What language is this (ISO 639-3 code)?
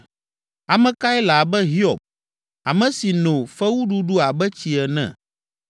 ewe